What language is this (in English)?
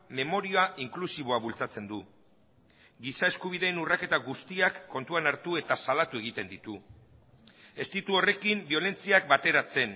Basque